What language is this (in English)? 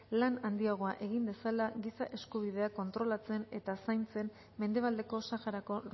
Basque